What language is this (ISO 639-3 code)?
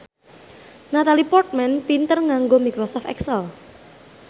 jav